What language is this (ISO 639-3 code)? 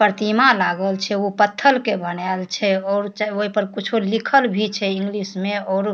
mai